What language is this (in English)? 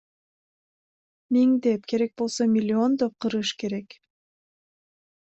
Kyrgyz